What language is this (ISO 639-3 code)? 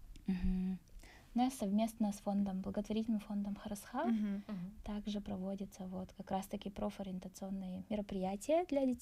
rus